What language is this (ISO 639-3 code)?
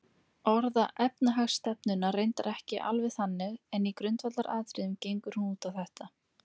isl